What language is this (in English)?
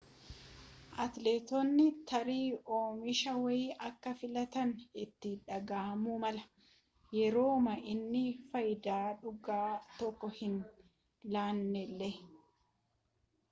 Oromo